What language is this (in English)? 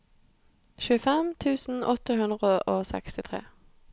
Norwegian